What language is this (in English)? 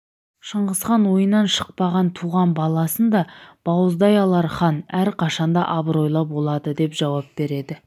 Kazakh